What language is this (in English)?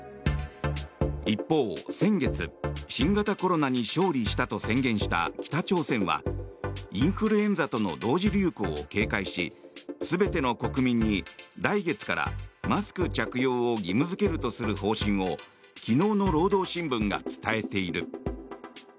Japanese